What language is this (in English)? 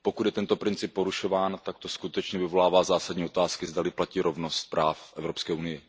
Czech